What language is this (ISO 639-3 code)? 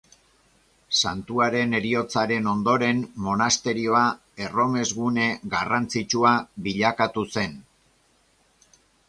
eus